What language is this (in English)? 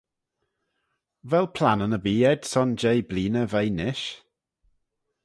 Manx